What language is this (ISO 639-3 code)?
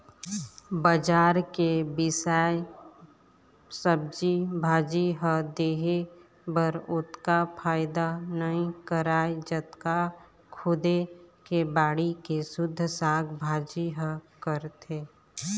hne